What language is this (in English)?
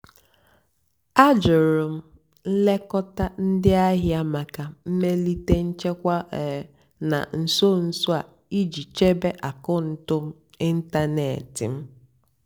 Igbo